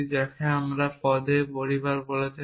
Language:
Bangla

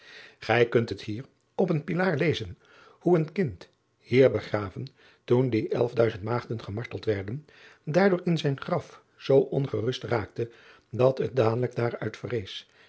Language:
Dutch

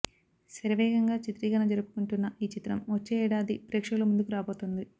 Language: Telugu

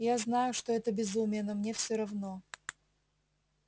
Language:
Russian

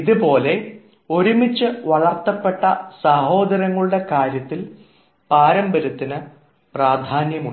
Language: Malayalam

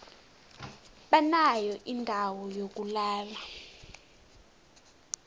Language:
South Ndebele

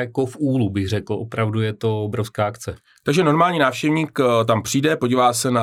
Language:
Czech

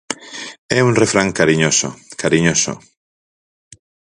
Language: Galician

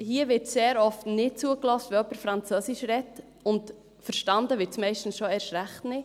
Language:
Swiss German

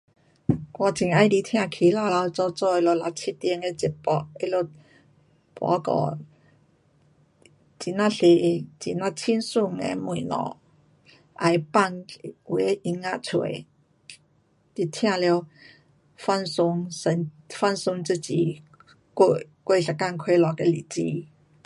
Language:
Pu-Xian Chinese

